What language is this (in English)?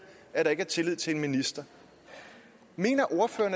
Danish